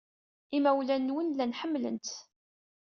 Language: Kabyle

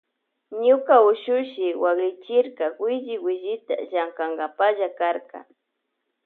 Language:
Loja Highland Quichua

